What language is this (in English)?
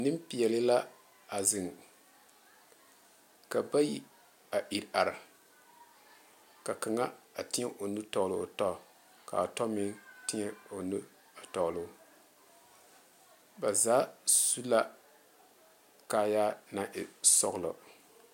Southern Dagaare